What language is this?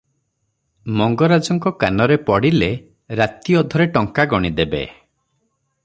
Odia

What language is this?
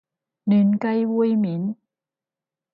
Cantonese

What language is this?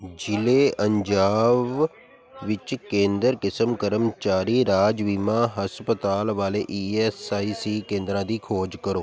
Punjabi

